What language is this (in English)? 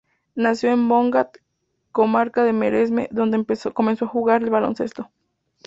Spanish